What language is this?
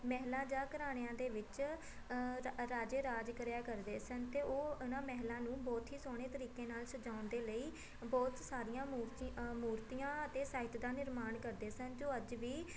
Punjabi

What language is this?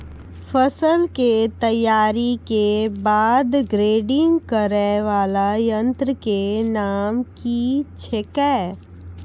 Maithili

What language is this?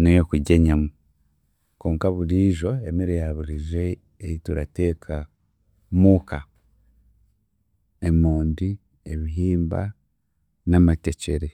Chiga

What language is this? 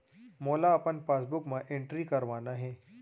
Chhattisgarhi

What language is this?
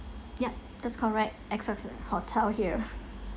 English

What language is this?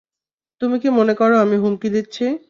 Bangla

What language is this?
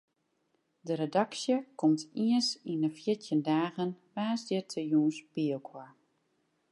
Western Frisian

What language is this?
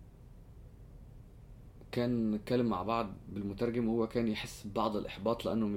Arabic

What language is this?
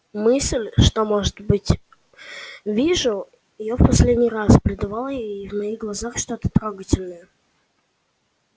Russian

